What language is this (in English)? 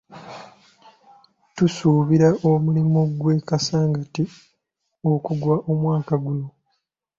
Ganda